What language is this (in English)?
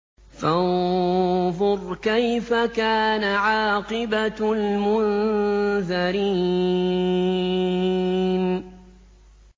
Arabic